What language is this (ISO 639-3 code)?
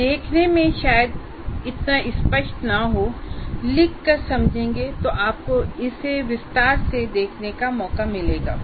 hin